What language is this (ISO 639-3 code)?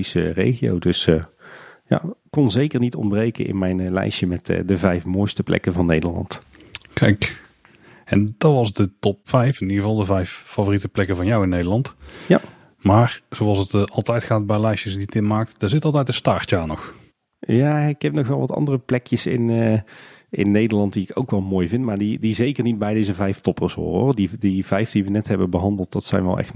nld